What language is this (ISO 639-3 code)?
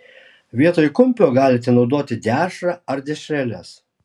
lit